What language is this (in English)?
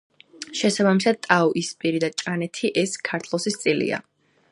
Georgian